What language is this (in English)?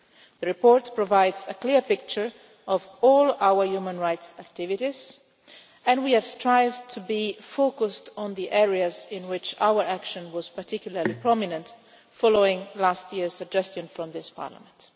English